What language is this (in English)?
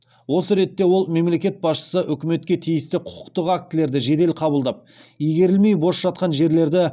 Kazakh